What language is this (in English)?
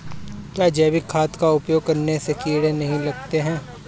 Hindi